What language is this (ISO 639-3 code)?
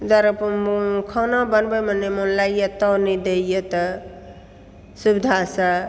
mai